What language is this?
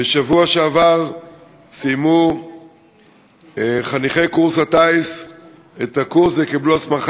Hebrew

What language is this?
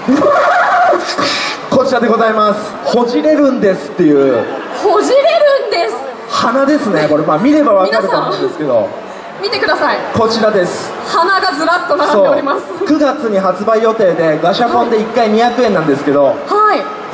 Japanese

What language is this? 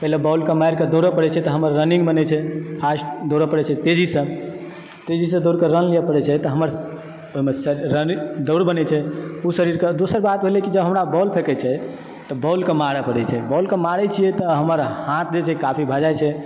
Maithili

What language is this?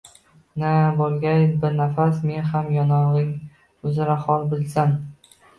Uzbek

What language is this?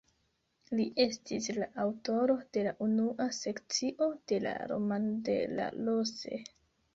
Esperanto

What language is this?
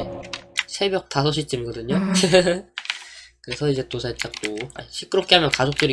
Korean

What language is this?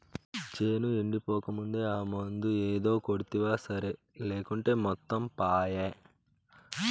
Telugu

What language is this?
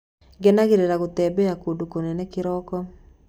Kikuyu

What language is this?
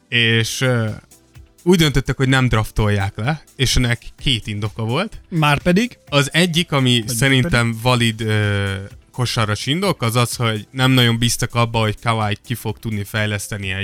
Hungarian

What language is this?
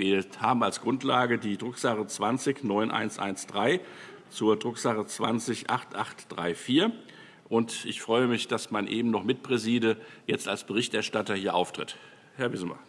German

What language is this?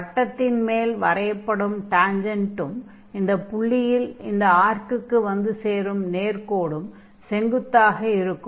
Tamil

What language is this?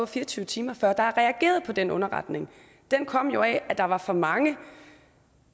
Danish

